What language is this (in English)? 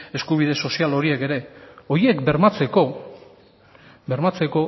Basque